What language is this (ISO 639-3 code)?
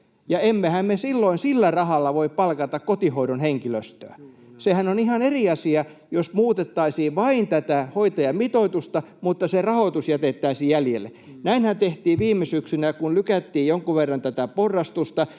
fin